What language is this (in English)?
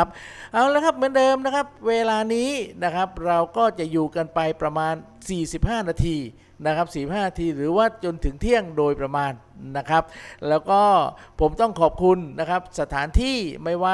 Thai